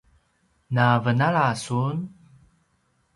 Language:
Paiwan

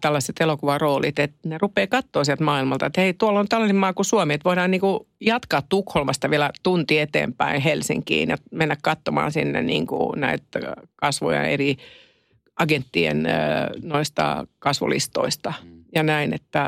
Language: Finnish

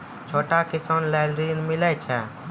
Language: Maithili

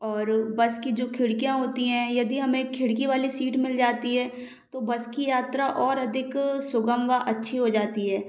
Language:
Hindi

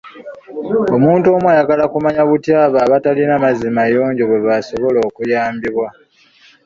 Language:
Ganda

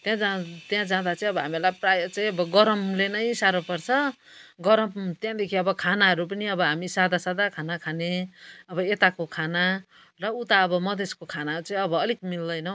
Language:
Nepali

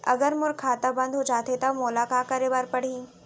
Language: Chhattisgarhi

